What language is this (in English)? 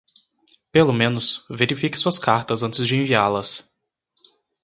Portuguese